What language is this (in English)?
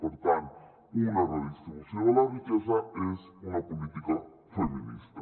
Catalan